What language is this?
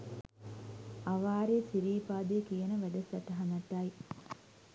Sinhala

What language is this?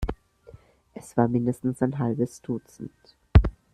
German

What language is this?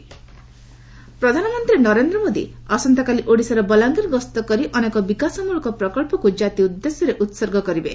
Odia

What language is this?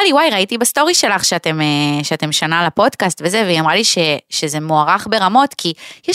Hebrew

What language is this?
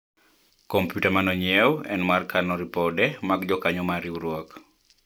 Luo (Kenya and Tanzania)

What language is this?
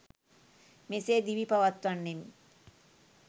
Sinhala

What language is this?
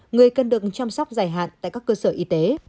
Vietnamese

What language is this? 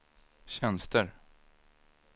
Swedish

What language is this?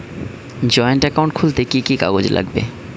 Bangla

